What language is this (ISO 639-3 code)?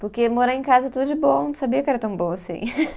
por